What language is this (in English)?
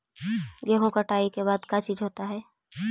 Magahi